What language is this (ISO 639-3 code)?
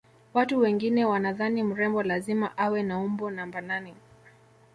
swa